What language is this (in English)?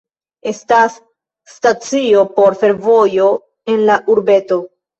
Esperanto